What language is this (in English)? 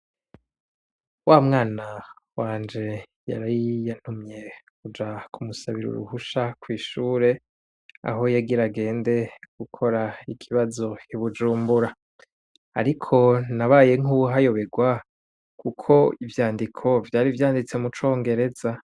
Rundi